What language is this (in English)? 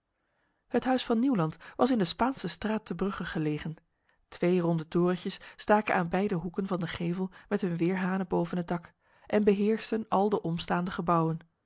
Dutch